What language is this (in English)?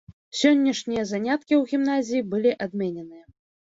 Belarusian